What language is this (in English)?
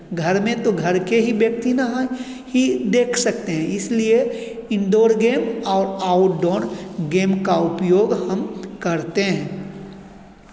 Hindi